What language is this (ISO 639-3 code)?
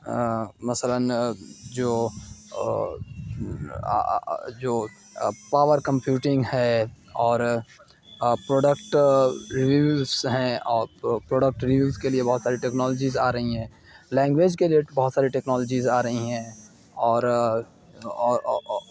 urd